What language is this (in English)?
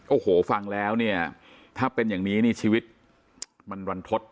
Thai